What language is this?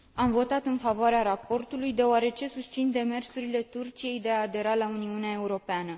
Romanian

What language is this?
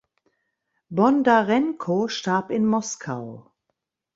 German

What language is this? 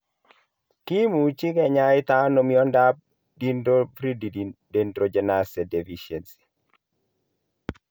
Kalenjin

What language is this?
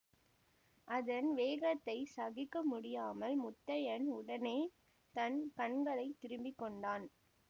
Tamil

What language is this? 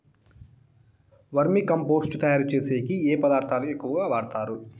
Telugu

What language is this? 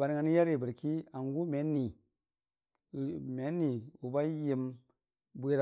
Dijim-Bwilim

